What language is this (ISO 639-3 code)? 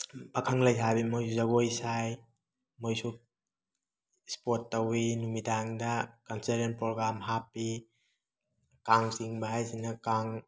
mni